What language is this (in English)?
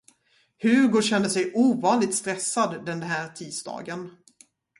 Swedish